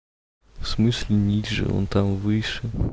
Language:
Russian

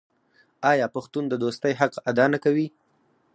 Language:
Pashto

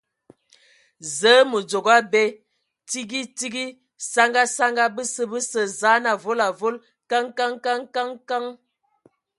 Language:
Ewondo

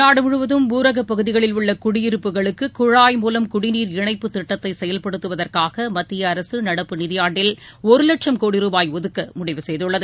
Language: Tamil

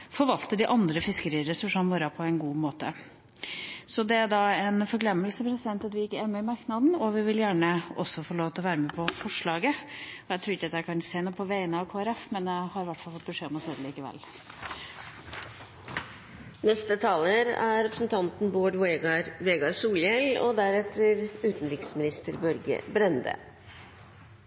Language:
Norwegian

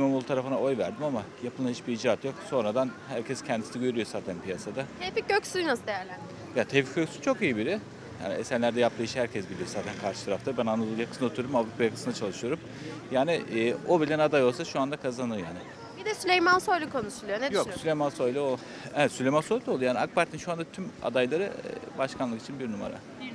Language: Turkish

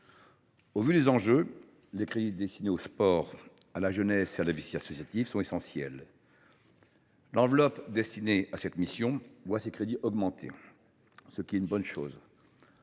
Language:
French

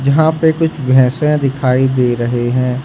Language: Hindi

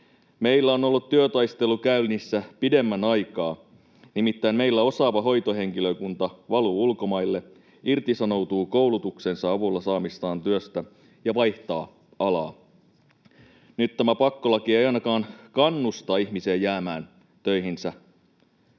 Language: Finnish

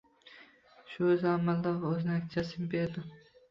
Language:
Uzbek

